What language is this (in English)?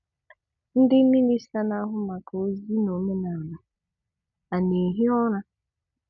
Igbo